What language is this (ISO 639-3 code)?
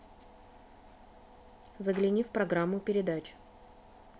rus